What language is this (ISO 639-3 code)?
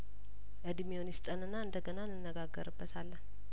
amh